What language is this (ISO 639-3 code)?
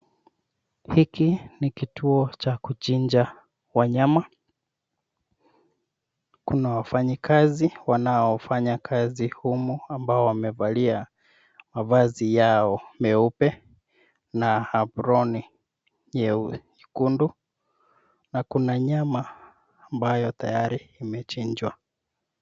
swa